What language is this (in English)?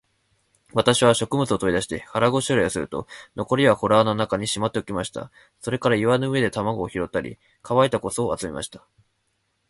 Japanese